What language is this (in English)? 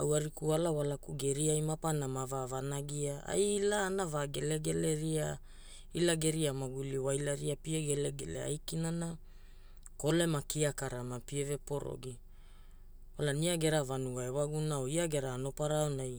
Hula